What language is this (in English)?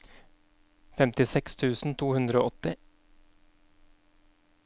Norwegian